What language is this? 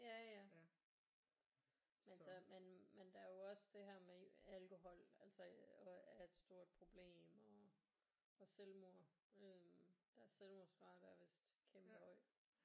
Danish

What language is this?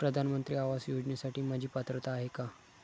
Marathi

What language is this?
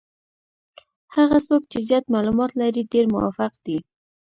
Pashto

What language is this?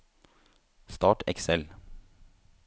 Norwegian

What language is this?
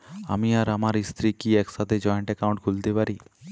Bangla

